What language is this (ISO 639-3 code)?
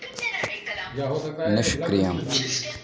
san